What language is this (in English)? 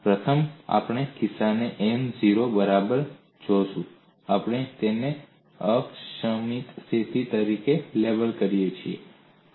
Gujarati